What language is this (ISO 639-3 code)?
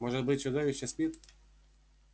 rus